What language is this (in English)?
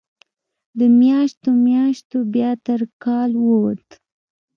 Pashto